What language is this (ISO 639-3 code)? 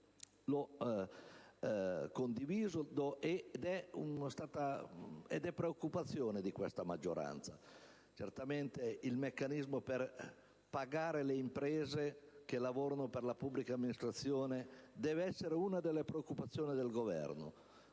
ita